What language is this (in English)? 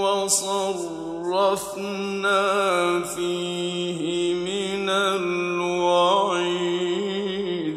Arabic